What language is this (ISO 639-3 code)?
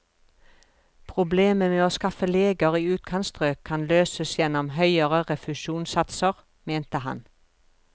nor